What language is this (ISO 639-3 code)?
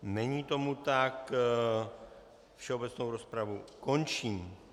ces